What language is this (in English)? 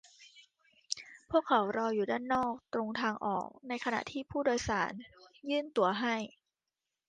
Thai